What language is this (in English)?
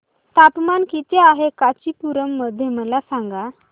Marathi